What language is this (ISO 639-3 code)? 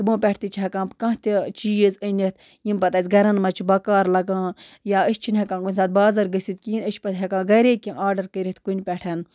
kas